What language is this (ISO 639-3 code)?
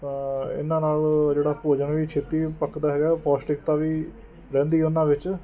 pan